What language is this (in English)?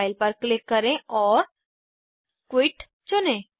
Hindi